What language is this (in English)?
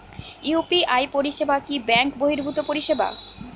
Bangla